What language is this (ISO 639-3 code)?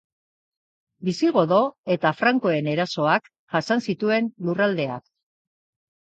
eus